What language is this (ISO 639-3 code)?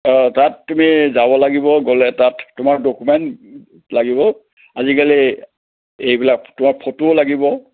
asm